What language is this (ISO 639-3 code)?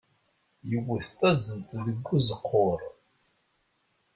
kab